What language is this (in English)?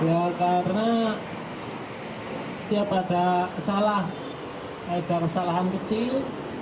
Indonesian